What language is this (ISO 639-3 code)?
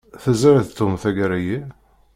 kab